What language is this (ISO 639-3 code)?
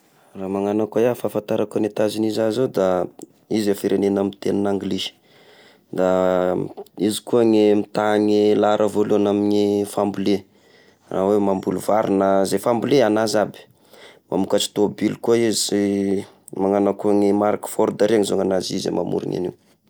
tkg